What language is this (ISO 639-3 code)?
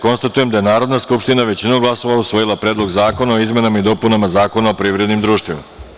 srp